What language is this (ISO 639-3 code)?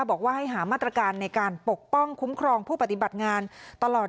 tha